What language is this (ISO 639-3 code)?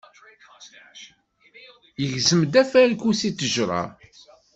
kab